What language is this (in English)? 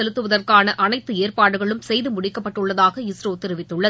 Tamil